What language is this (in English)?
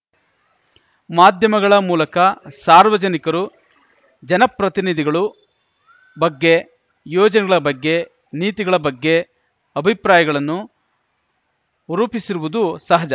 Kannada